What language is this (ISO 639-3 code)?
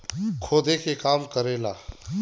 bho